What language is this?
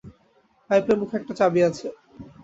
Bangla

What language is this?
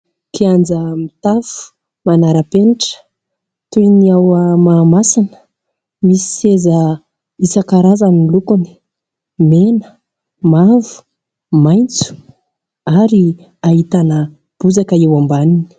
Malagasy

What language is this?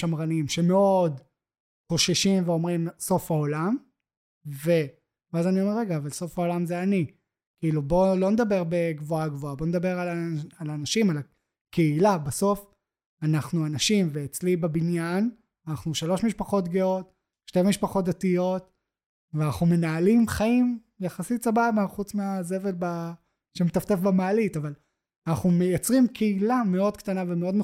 Hebrew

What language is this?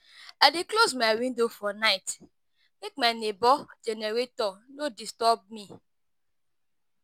Nigerian Pidgin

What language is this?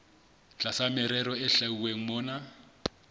Southern Sotho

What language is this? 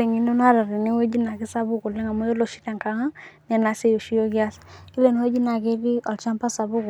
Masai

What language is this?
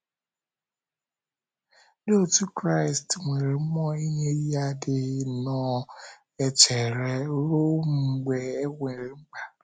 Igbo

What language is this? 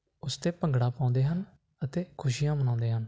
Punjabi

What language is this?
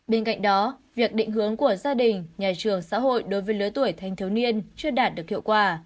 Vietnamese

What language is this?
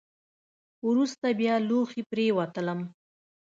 Pashto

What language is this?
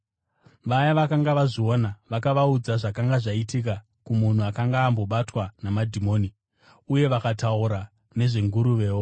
Shona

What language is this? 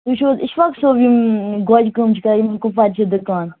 Kashmiri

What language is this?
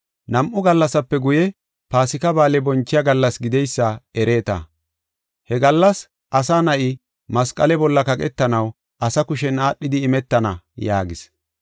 Gofa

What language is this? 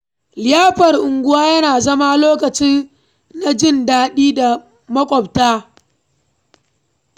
Hausa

